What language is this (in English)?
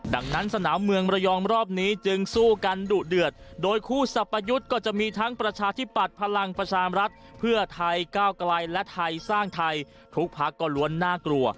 Thai